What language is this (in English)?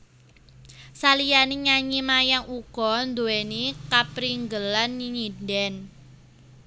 Javanese